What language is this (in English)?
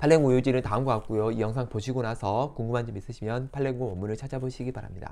Korean